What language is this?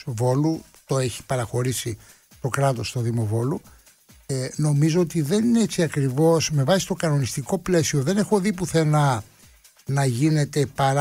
Greek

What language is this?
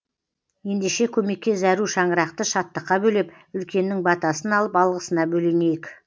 Kazakh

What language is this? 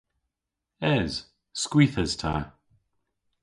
Cornish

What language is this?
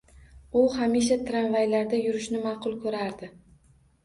Uzbek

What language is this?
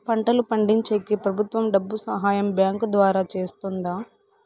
Telugu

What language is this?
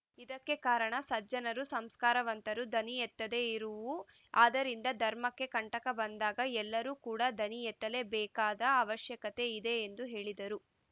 Kannada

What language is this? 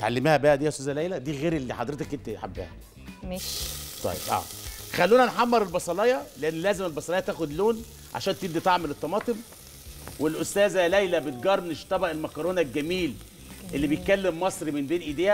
Arabic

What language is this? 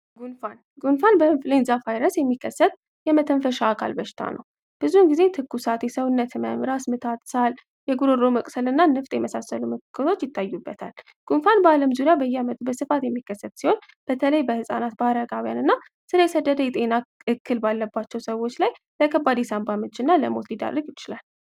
Amharic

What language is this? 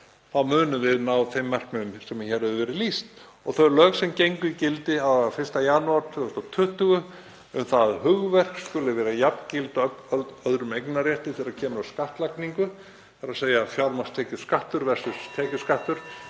Icelandic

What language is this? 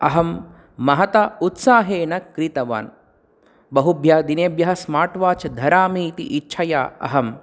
Sanskrit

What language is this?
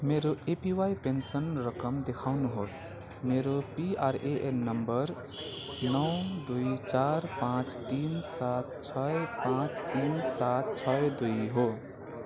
Nepali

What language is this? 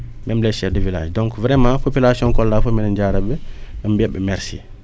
Wolof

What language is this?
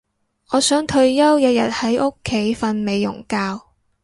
Cantonese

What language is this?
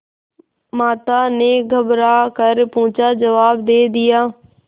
Hindi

